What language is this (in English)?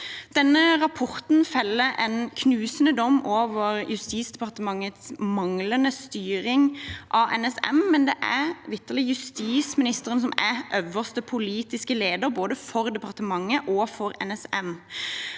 Norwegian